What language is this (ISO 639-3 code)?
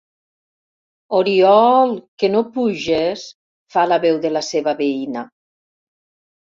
cat